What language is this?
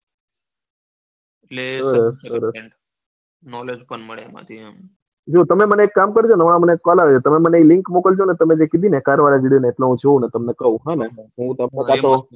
Gujarati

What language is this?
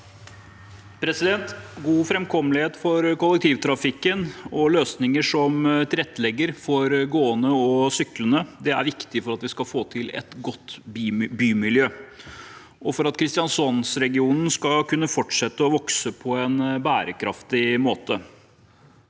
Norwegian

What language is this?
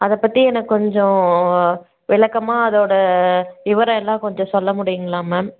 Tamil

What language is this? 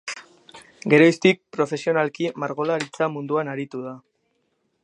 Basque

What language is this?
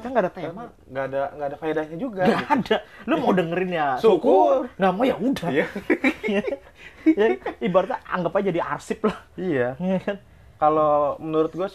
Indonesian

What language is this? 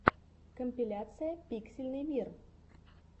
Russian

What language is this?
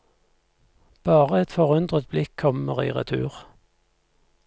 Norwegian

